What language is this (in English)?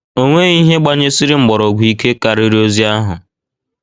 Igbo